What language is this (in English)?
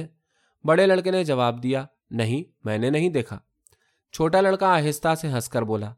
Urdu